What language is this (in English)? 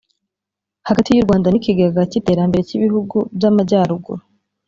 Kinyarwanda